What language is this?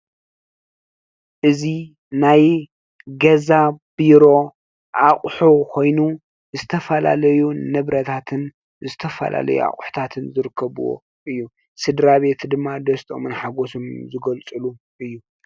Tigrinya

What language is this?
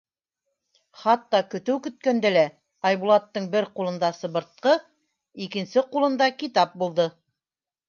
Bashkir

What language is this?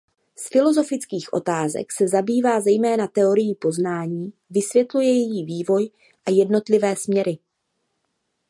Czech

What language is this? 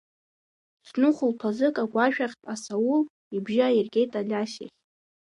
Abkhazian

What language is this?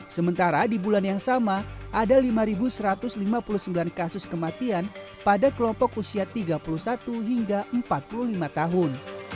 Indonesian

